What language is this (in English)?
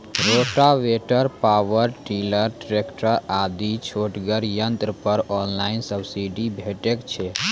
Maithili